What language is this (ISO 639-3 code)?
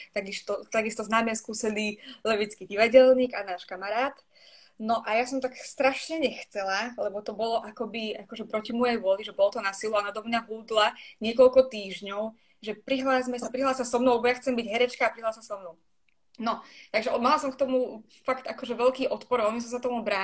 slk